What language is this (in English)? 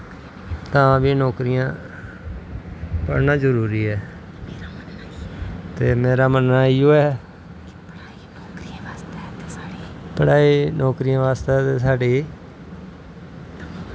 Dogri